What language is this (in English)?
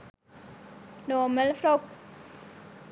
Sinhala